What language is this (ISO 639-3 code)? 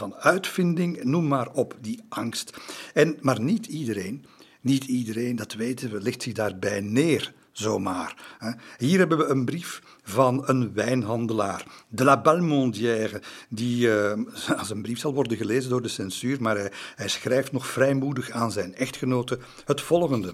nld